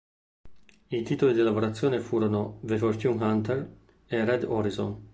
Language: Italian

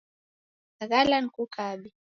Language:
Taita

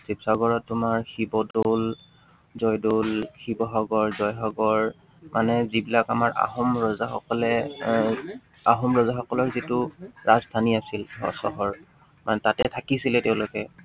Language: Assamese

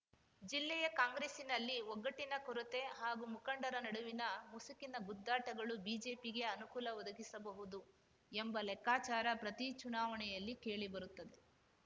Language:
Kannada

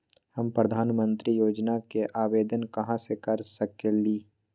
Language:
Magahi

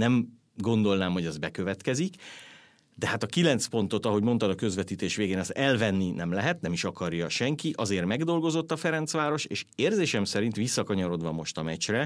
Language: Hungarian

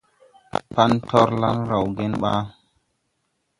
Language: Tupuri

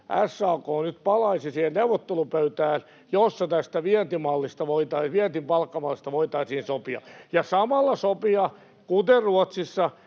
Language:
Finnish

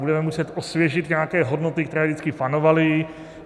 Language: Czech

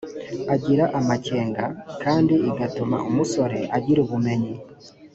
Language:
Kinyarwanda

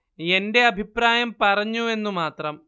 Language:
Malayalam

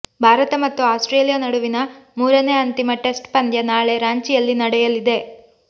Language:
Kannada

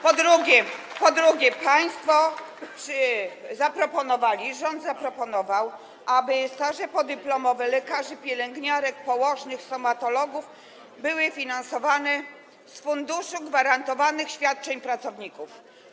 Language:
Polish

